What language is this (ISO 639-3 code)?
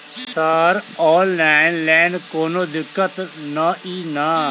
mai